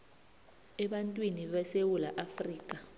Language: South Ndebele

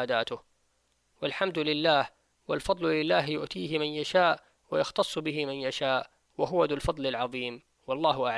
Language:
Arabic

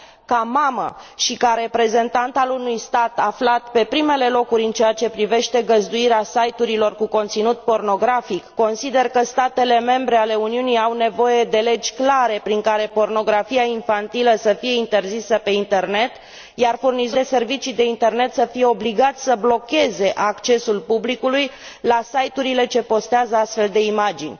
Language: Romanian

